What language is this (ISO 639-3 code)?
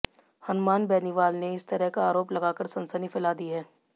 hin